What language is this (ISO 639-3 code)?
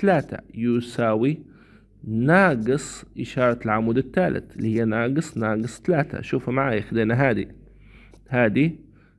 ara